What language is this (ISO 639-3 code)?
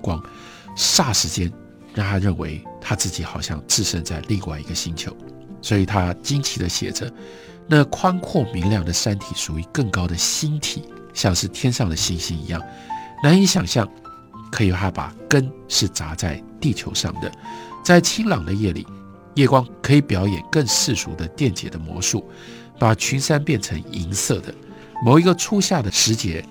zho